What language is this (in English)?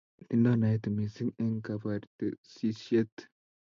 Kalenjin